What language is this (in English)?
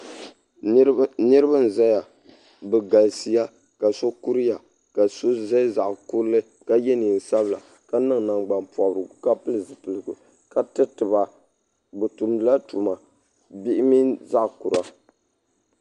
Dagbani